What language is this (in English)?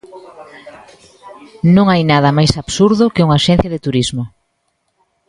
Galician